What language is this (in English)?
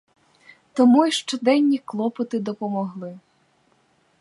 Ukrainian